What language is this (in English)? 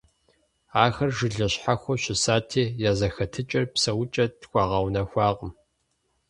Kabardian